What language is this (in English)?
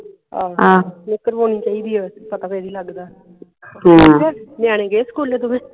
Punjabi